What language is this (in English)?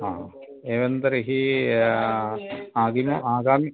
Sanskrit